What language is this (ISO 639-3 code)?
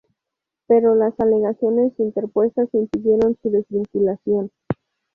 spa